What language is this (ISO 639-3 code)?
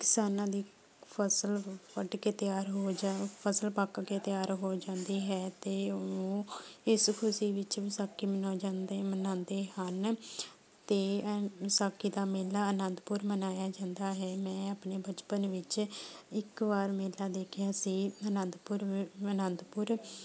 pan